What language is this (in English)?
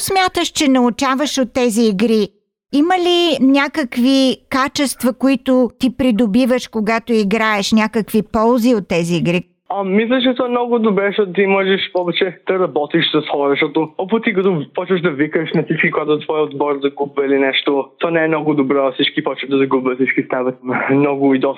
Bulgarian